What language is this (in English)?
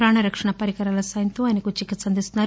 Telugu